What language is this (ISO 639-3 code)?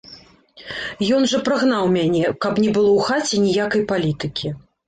bel